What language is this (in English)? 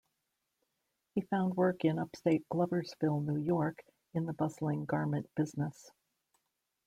English